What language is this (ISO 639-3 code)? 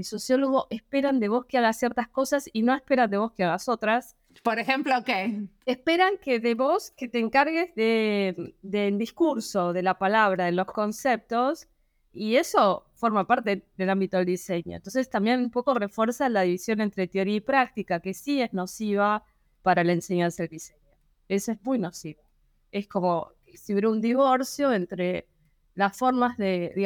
spa